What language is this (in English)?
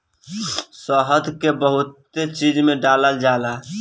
Bhojpuri